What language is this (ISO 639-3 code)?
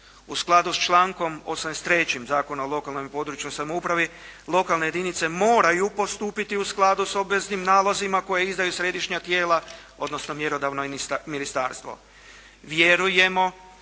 hrv